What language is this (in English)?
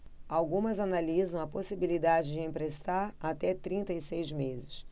Portuguese